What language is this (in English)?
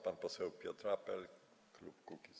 Polish